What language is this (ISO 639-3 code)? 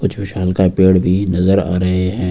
hin